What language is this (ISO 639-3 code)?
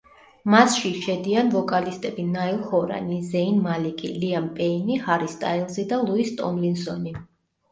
kat